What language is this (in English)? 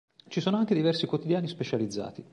Italian